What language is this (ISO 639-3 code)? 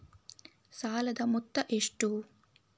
kan